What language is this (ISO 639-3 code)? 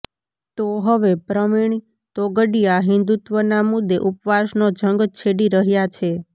guj